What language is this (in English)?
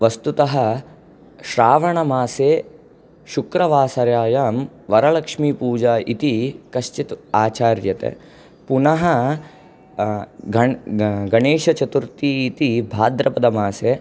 Sanskrit